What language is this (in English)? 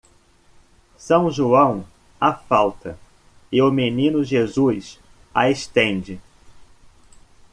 Portuguese